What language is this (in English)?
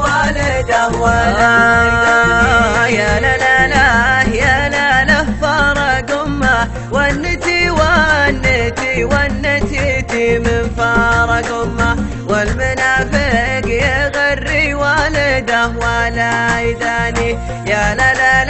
Arabic